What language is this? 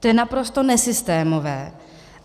Czech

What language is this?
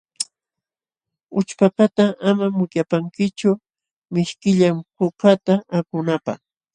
Jauja Wanca Quechua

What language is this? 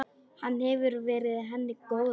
Icelandic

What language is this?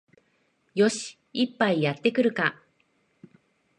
Japanese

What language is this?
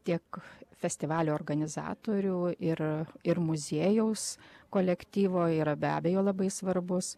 Lithuanian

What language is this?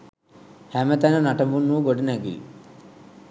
Sinhala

